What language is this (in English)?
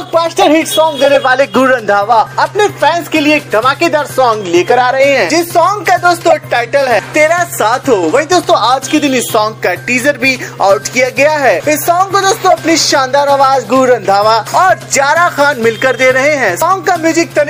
Hindi